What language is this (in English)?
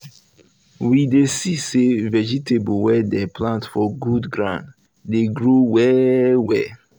Nigerian Pidgin